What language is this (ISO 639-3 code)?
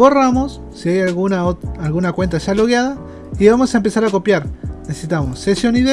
spa